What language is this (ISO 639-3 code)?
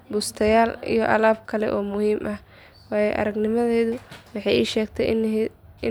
som